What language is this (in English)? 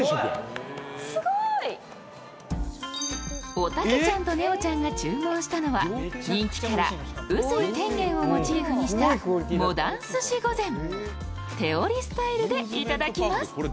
Japanese